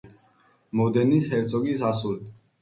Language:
Georgian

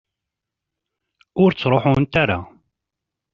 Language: Kabyle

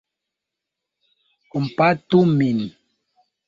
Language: Esperanto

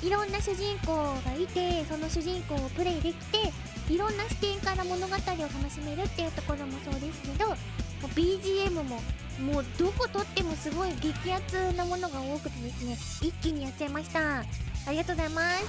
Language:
Japanese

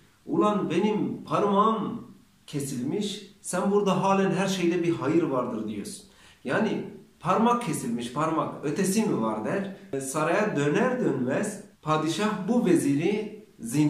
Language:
Turkish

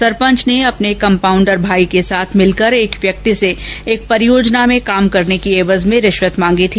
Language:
Hindi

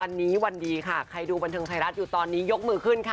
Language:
Thai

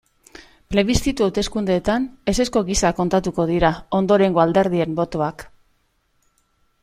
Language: Basque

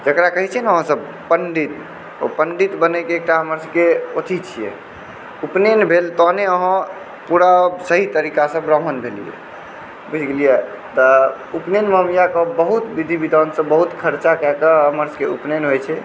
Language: Maithili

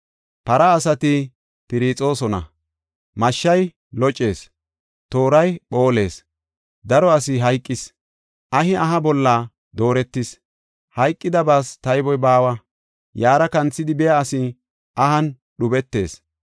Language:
Gofa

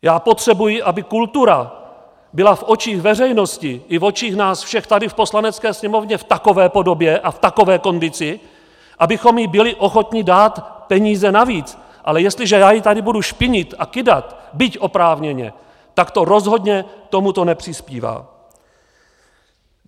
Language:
Czech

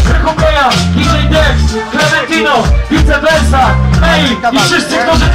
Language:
Polish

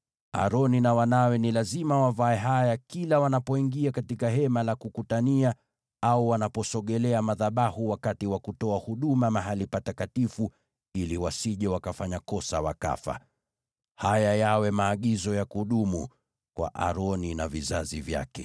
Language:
Swahili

